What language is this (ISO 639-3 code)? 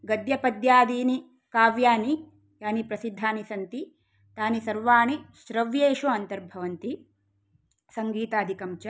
san